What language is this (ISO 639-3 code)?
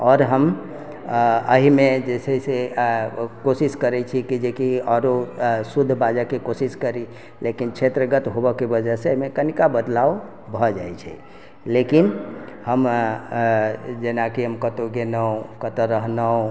mai